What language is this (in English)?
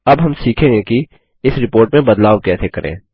Hindi